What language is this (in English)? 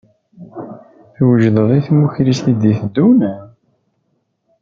Kabyle